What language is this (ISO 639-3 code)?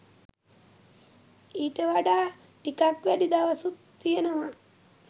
sin